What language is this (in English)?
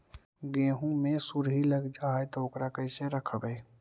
Magahi